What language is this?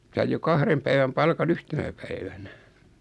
Finnish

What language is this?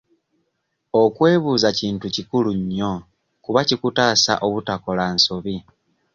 Ganda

